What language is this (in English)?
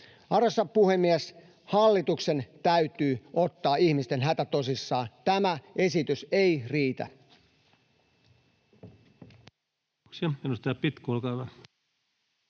Finnish